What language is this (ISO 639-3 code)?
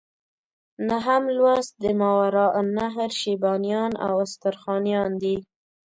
pus